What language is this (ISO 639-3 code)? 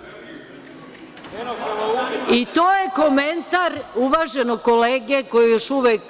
srp